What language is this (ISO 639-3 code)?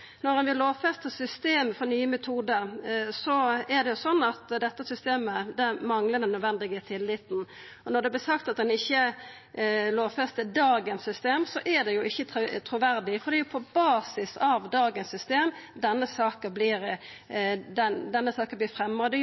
nno